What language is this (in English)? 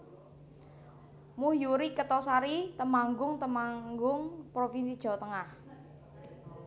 Javanese